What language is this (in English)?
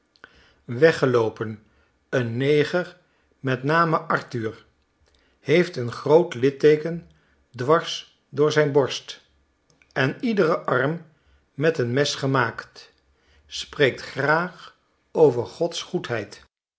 Dutch